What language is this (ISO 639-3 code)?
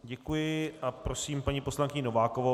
ces